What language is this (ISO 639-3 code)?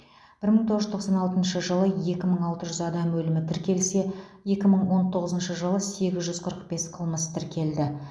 kaz